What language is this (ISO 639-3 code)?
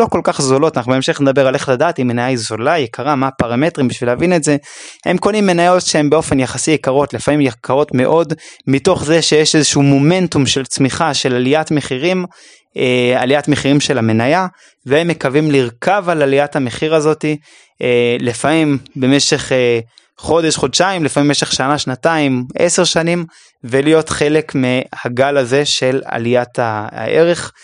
heb